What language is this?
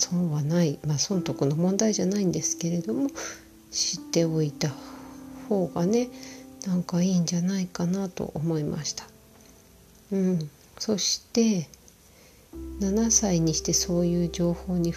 Japanese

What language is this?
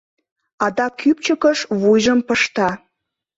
Mari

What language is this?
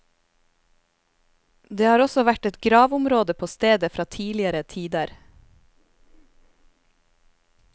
Norwegian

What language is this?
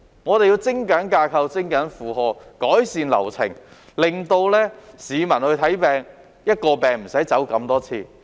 Cantonese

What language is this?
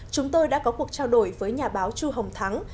Vietnamese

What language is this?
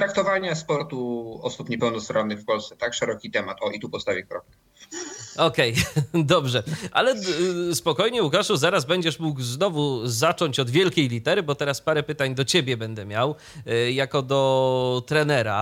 Polish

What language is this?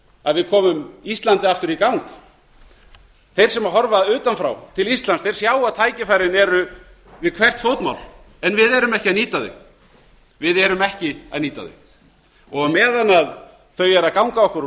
Icelandic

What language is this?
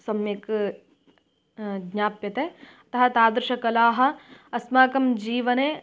Sanskrit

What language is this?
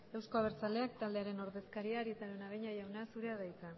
Basque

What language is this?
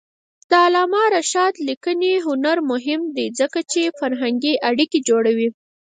Pashto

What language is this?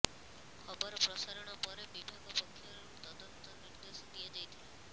Odia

